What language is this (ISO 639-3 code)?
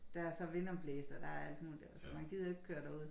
dan